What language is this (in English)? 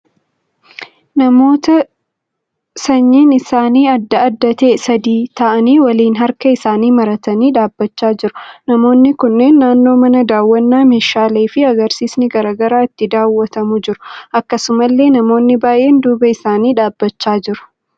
Oromo